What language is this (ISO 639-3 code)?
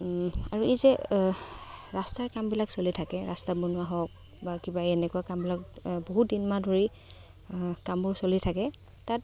asm